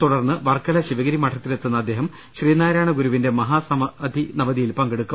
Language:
Malayalam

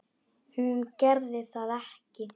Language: Icelandic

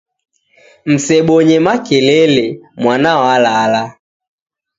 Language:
Taita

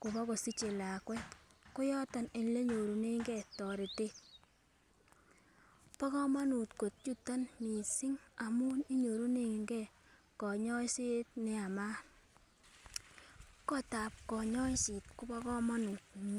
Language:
Kalenjin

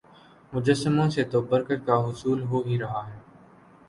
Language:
Urdu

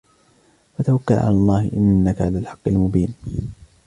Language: Arabic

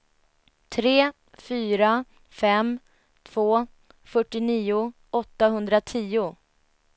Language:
Swedish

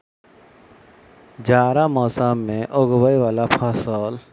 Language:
Maithili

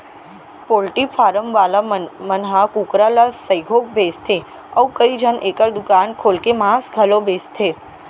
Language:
Chhattisgarhi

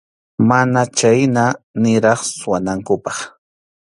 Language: Arequipa-La Unión Quechua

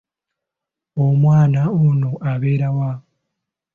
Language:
Ganda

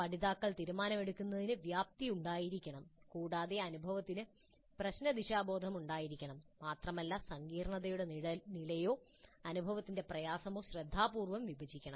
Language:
Malayalam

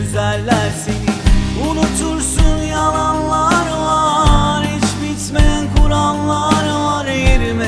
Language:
Turkish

